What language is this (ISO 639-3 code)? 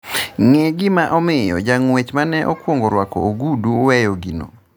luo